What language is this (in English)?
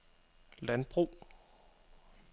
Danish